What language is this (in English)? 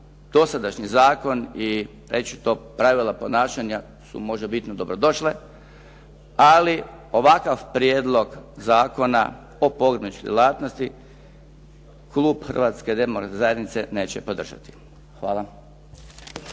Croatian